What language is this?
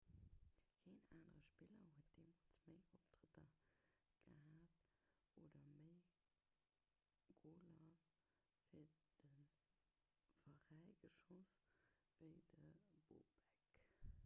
Luxembourgish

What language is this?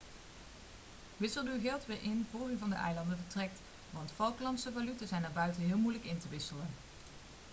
Dutch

